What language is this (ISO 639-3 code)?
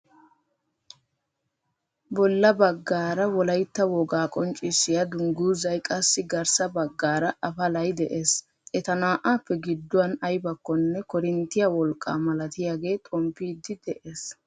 wal